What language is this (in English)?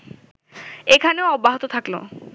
Bangla